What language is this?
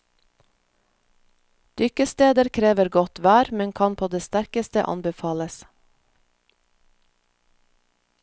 Norwegian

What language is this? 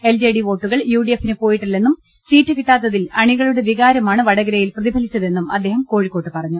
Malayalam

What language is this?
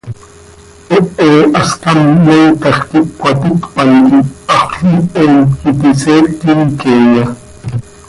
Seri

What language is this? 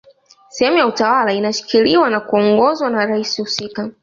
Swahili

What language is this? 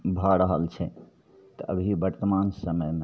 Maithili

